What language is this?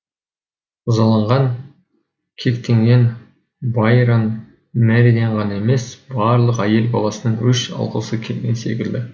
Kazakh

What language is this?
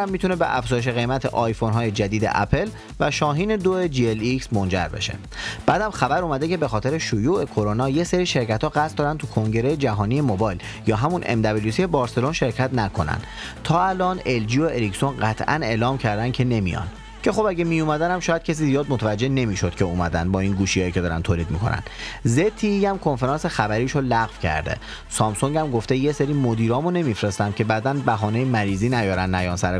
Persian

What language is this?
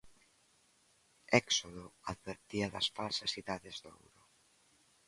Galician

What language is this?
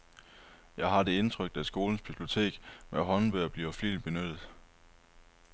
Danish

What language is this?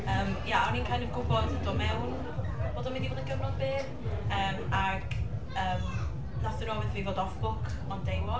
Welsh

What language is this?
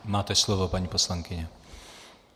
Czech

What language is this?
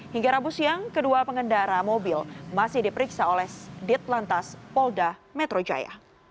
Indonesian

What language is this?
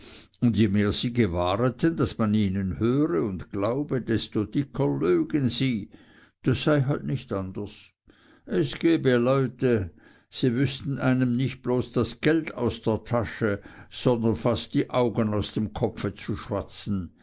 German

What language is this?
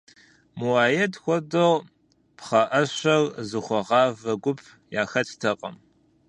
Kabardian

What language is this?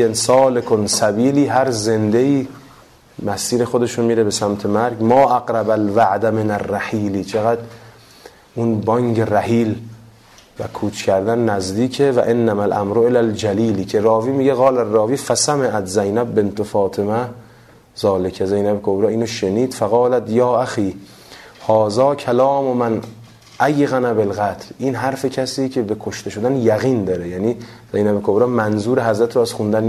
Persian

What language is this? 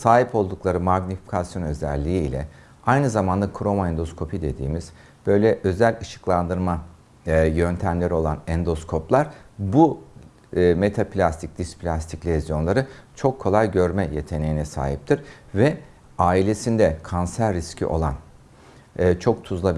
Turkish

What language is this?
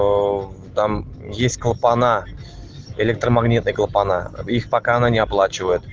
Russian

